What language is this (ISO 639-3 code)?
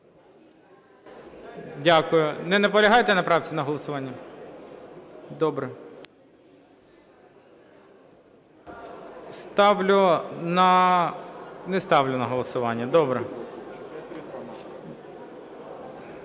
ukr